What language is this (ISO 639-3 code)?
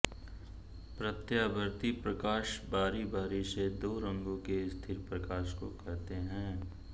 hin